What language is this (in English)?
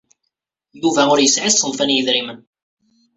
Kabyle